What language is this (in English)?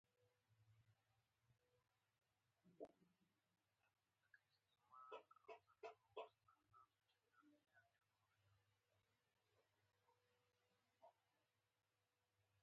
Pashto